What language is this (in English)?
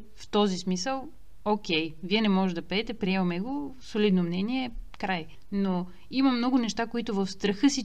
Bulgarian